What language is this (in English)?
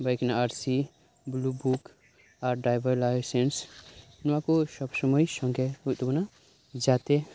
Santali